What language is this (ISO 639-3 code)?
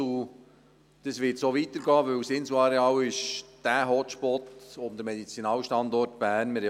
gsw